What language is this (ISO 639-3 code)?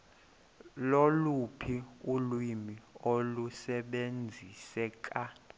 xho